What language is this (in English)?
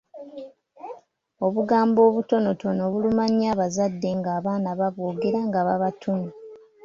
Ganda